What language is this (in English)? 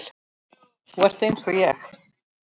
Icelandic